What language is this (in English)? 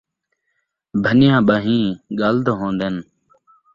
Saraiki